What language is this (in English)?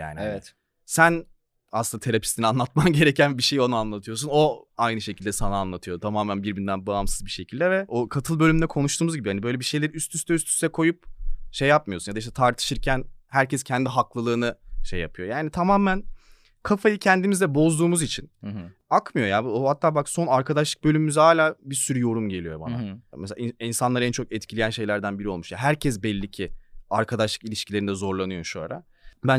Turkish